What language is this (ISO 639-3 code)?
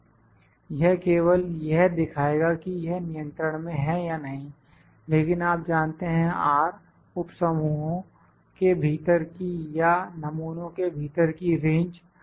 hin